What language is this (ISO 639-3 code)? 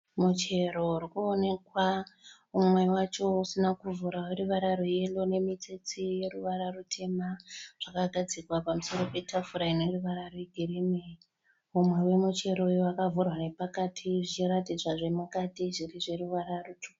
sna